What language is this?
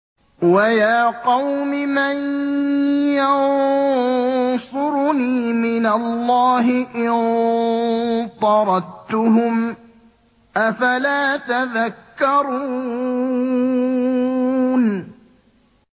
Arabic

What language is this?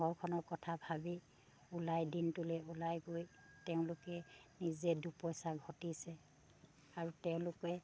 Assamese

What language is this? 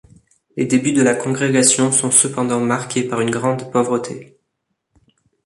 French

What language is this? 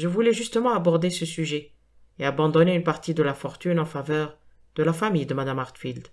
French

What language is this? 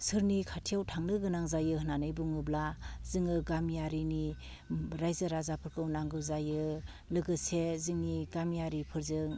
Bodo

